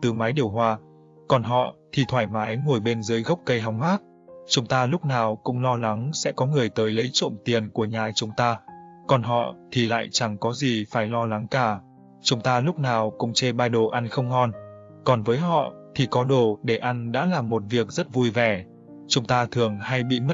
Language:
Vietnamese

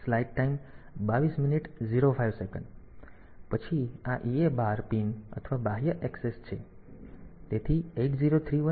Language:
Gujarati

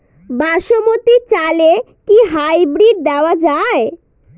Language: Bangla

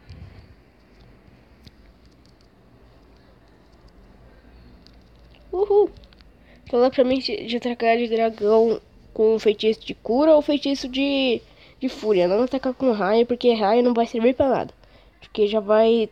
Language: Portuguese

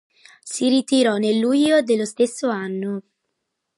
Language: Italian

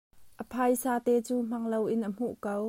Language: Hakha Chin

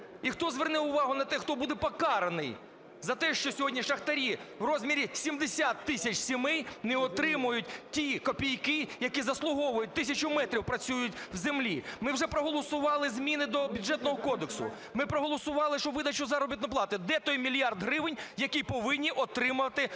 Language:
Ukrainian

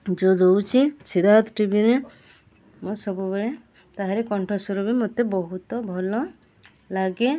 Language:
Odia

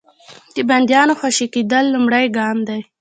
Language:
Pashto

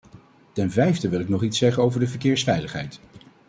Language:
Dutch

